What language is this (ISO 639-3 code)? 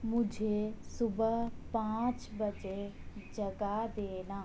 urd